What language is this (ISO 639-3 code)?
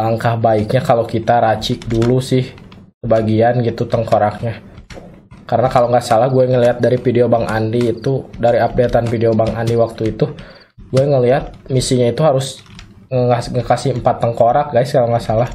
ind